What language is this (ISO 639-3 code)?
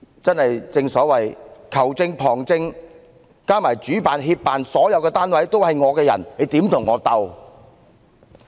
yue